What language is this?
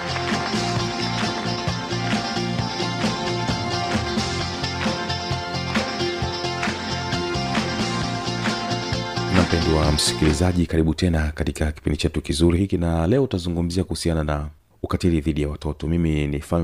Swahili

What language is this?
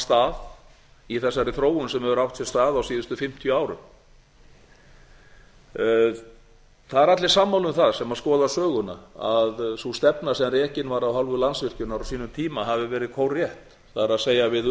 Icelandic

